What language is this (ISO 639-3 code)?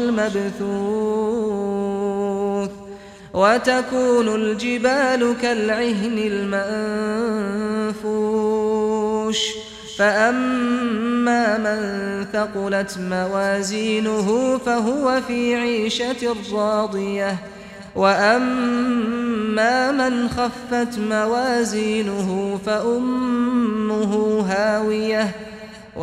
ara